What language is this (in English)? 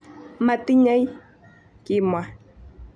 Kalenjin